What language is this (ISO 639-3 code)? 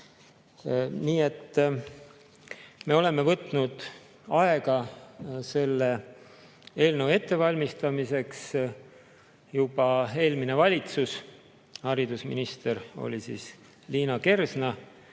est